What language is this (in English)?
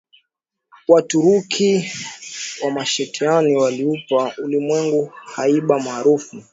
Swahili